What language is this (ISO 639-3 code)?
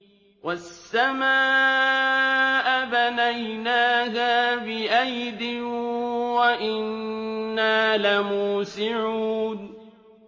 ara